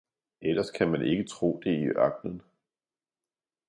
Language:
Danish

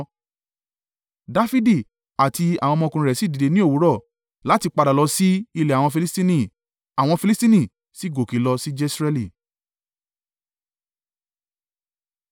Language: Yoruba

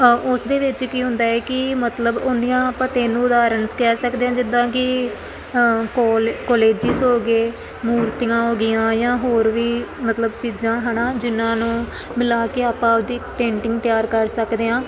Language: Punjabi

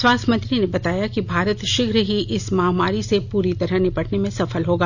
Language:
Hindi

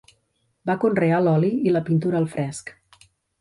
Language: Catalan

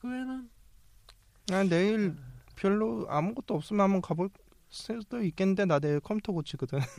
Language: Korean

